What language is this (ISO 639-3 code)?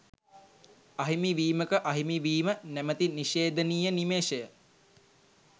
sin